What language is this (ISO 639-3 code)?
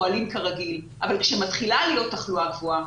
heb